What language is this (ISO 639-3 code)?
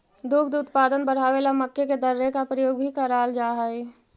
mag